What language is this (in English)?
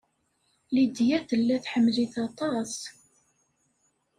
Kabyle